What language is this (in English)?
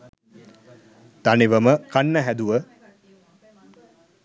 Sinhala